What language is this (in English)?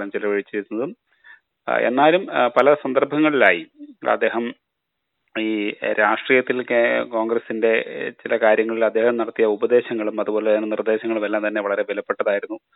Malayalam